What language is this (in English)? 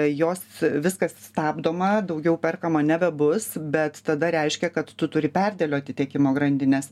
Lithuanian